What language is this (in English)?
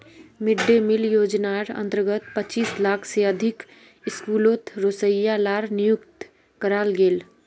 Magahi